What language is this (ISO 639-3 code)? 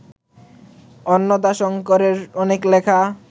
ben